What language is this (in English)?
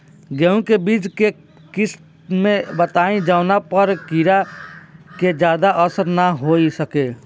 Bhojpuri